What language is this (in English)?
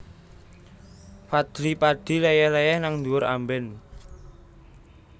Javanese